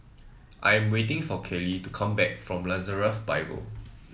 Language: English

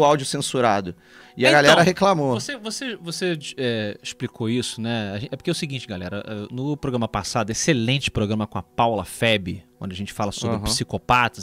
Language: Portuguese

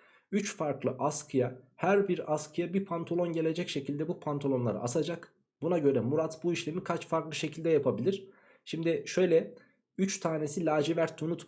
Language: Turkish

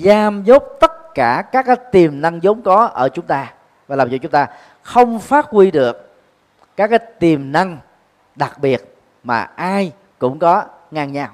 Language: Vietnamese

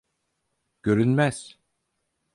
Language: Turkish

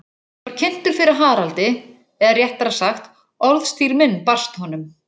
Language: Icelandic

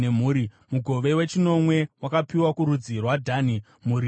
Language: Shona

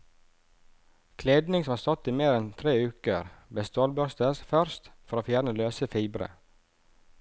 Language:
Norwegian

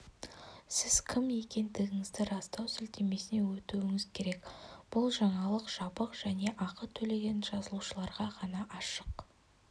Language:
Kazakh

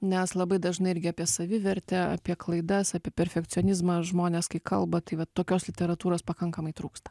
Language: Lithuanian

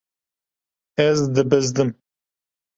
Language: Kurdish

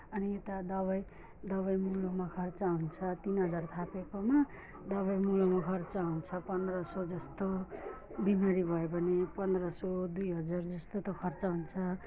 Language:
Nepali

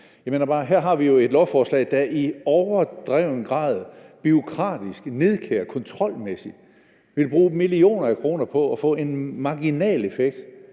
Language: Danish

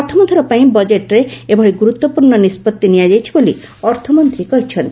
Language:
Odia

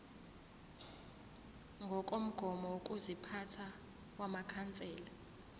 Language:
Zulu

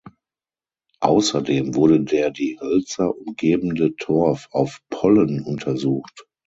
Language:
German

